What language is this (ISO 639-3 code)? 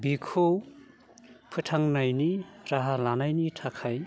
brx